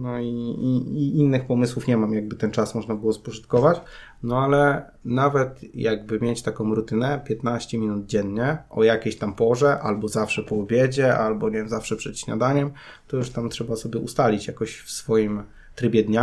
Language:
Polish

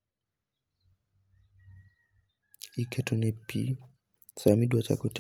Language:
Luo (Kenya and Tanzania)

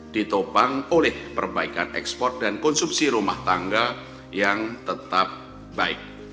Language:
Indonesian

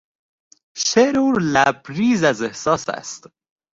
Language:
Persian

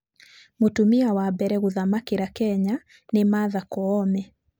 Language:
Kikuyu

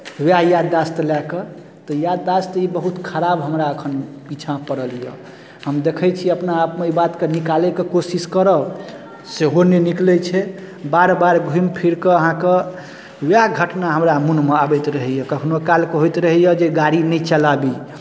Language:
Maithili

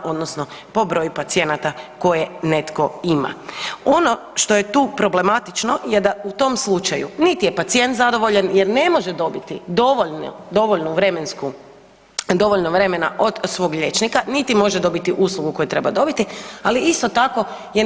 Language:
Croatian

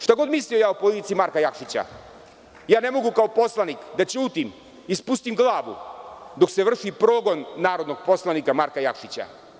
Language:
Serbian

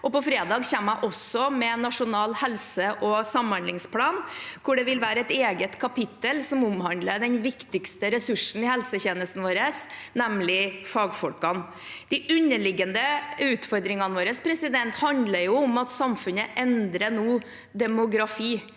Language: Norwegian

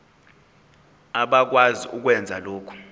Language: Zulu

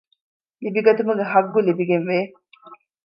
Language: Divehi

